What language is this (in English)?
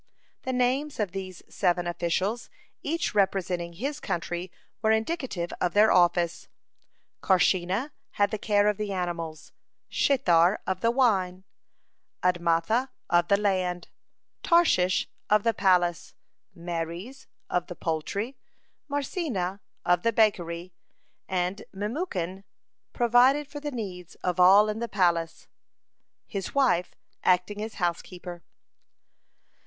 English